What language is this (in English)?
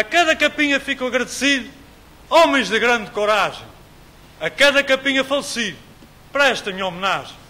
Portuguese